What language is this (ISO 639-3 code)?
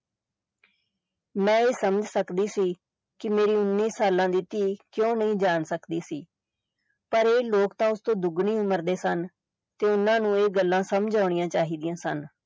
pan